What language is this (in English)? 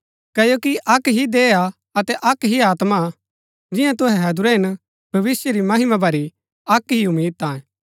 Gaddi